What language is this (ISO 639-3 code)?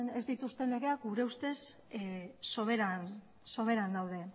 eus